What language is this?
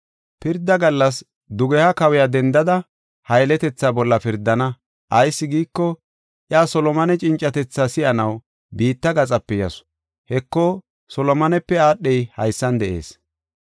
Gofa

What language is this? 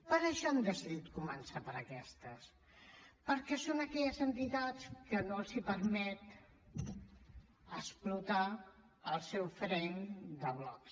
Catalan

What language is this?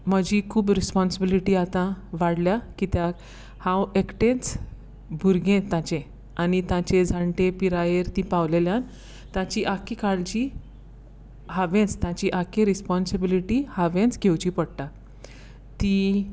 Konkani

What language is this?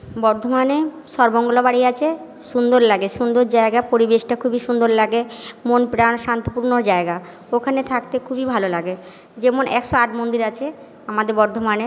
Bangla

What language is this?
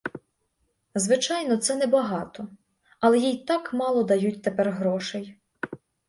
Ukrainian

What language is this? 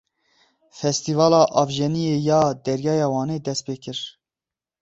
Kurdish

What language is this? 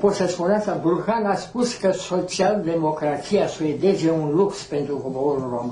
Romanian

